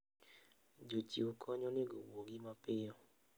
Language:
Luo (Kenya and Tanzania)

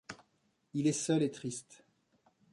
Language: French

